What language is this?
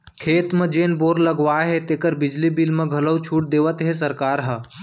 Chhattisgarhi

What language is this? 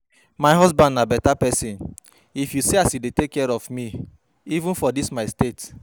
Nigerian Pidgin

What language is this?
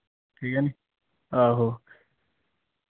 Dogri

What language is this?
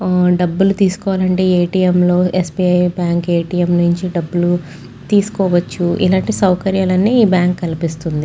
Telugu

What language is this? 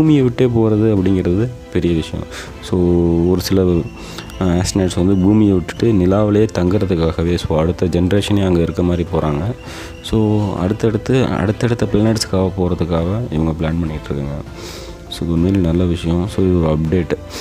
Tamil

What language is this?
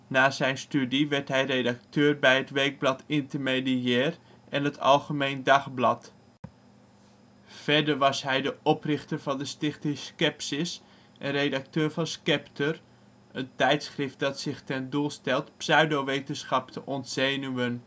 Dutch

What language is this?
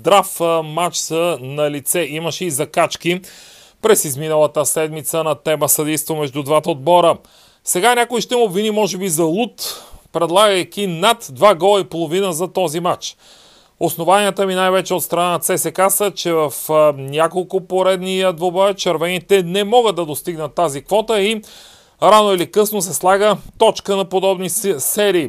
Bulgarian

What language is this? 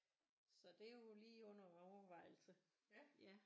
Danish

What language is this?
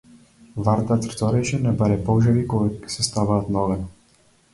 Macedonian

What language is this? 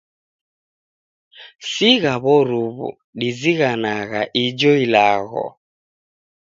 Taita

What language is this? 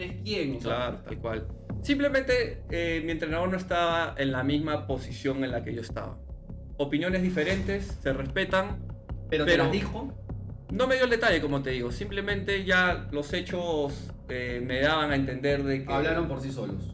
Spanish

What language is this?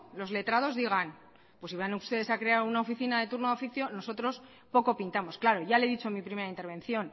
Spanish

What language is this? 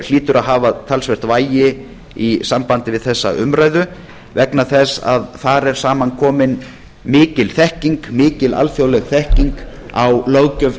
Icelandic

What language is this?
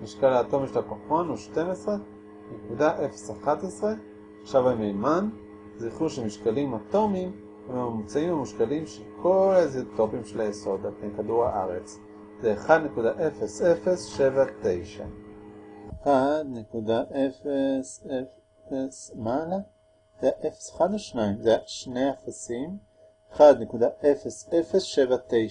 Hebrew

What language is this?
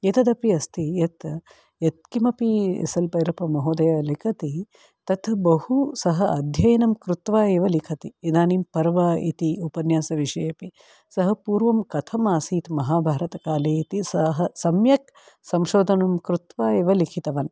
Sanskrit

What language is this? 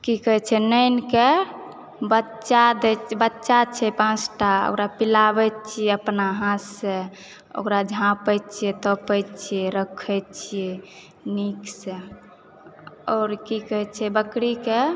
Maithili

